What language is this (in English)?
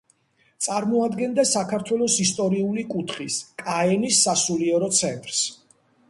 Georgian